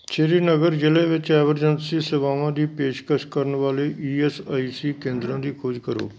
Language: Punjabi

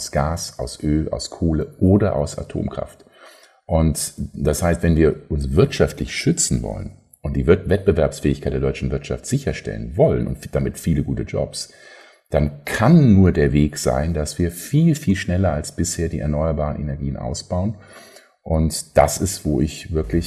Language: German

